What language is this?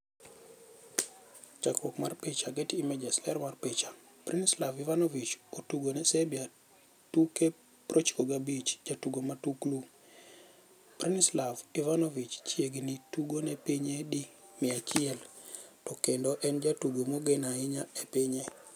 Luo (Kenya and Tanzania)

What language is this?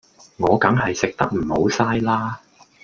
Cantonese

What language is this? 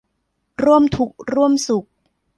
Thai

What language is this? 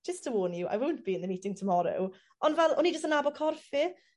Welsh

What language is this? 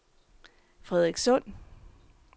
Danish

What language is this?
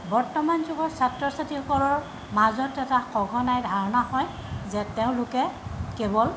Assamese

